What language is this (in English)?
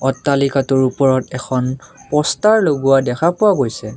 Assamese